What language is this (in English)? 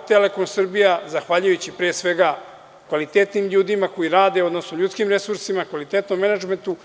Serbian